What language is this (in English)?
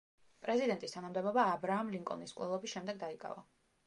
Georgian